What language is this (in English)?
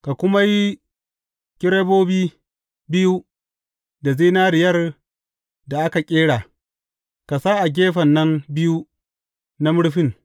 Hausa